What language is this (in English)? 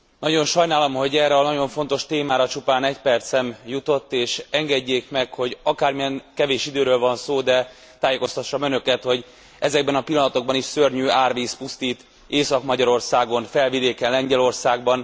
Hungarian